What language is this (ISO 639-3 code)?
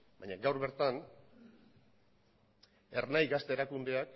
eus